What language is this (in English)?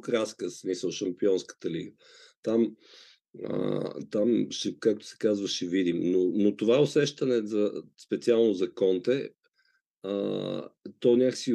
Bulgarian